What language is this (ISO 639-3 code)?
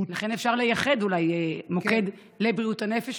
heb